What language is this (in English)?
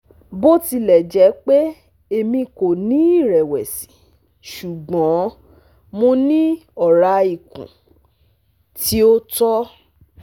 Yoruba